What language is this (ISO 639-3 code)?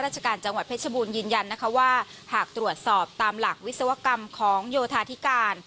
tha